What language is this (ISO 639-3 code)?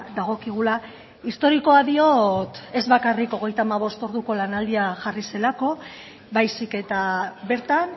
eus